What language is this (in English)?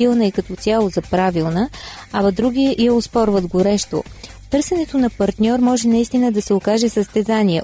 Bulgarian